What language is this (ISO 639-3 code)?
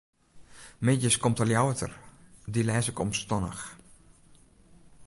fry